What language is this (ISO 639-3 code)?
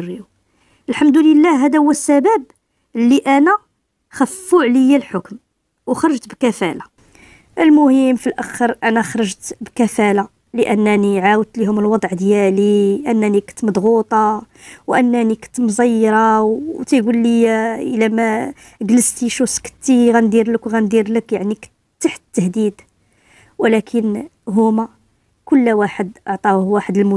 ara